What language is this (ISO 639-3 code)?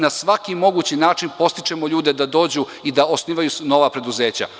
srp